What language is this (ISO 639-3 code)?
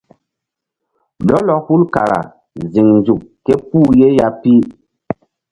mdd